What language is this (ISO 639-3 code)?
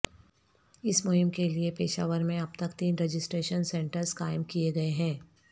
urd